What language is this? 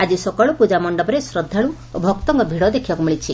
Odia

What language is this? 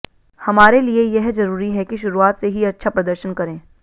Hindi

